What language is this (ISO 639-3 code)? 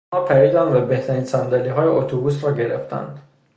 fas